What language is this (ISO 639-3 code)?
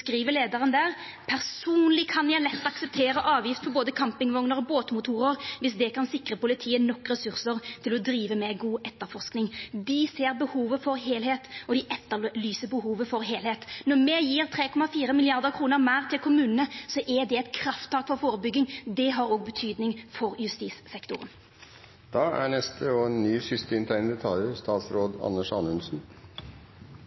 nor